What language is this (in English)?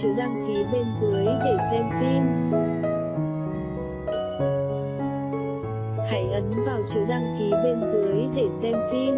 Vietnamese